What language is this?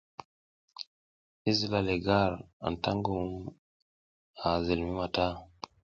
South Giziga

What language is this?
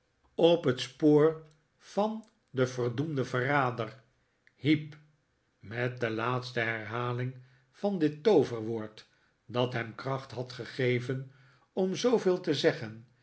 Dutch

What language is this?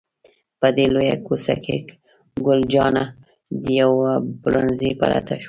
Pashto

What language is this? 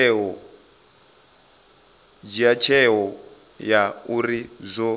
Venda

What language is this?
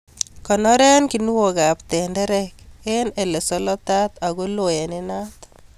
Kalenjin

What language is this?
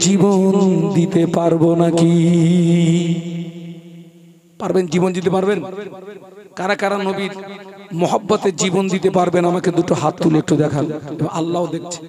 Bangla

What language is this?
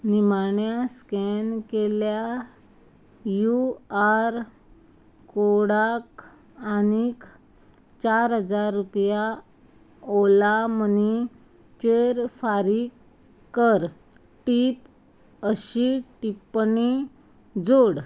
Konkani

